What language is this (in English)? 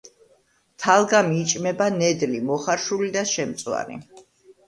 Georgian